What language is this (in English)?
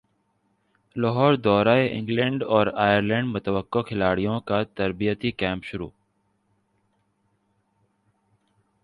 Urdu